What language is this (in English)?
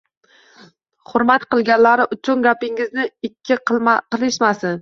Uzbek